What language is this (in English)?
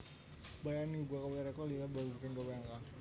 Javanese